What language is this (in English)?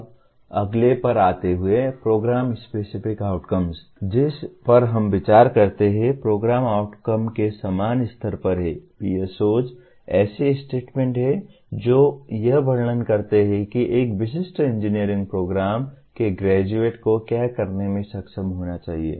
Hindi